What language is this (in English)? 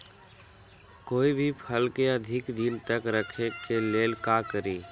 Magahi